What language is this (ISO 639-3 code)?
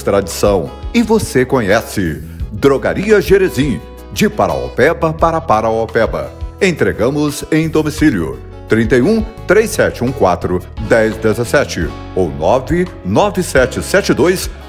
por